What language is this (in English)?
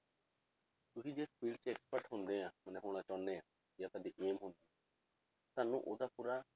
Punjabi